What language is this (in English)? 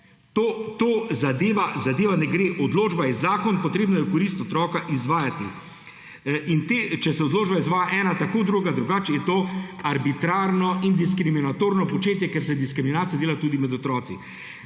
Slovenian